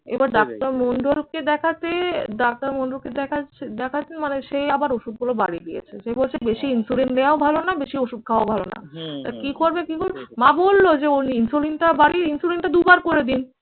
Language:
Bangla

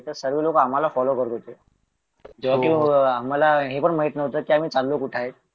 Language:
Marathi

